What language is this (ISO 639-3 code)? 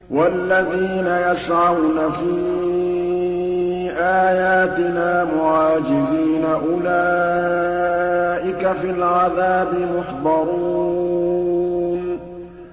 ara